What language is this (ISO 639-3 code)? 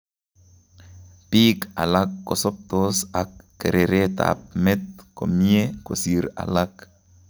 kln